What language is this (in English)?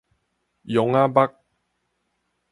Min Nan Chinese